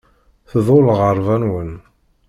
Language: Kabyle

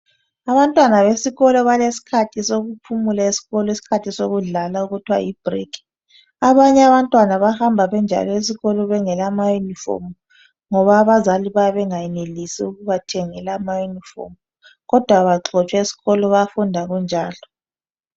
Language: North Ndebele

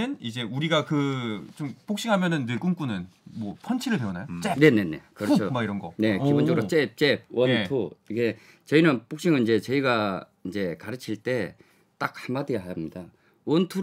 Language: Korean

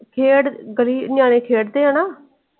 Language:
Punjabi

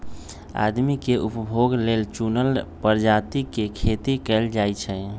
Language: Magahi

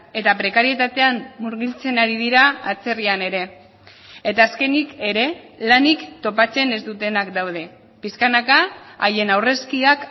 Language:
Basque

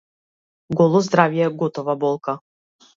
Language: Macedonian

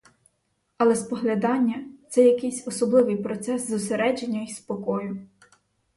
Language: Ukrainian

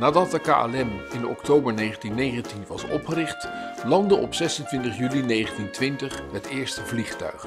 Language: Dutch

